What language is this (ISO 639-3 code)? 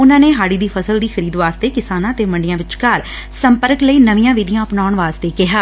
pan